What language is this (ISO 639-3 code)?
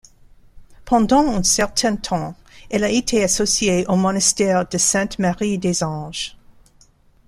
fra